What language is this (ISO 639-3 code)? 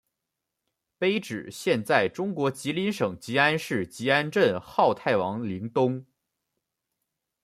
zho